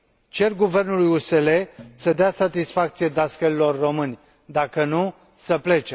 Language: Romanian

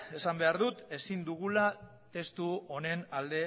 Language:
Basque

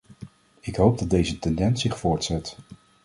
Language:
Dutch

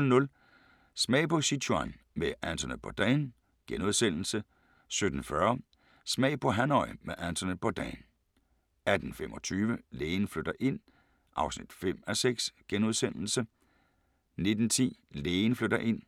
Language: Danish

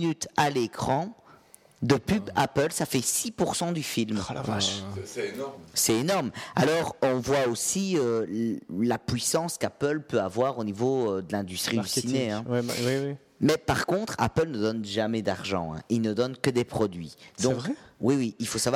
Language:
French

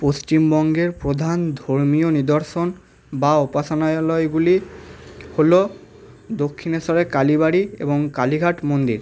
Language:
Bangla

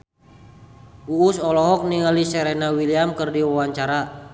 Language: Sundanese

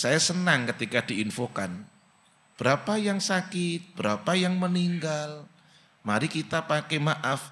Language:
Indonesian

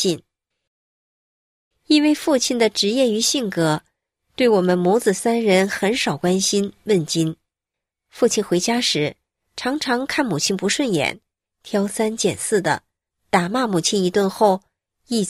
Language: Chinese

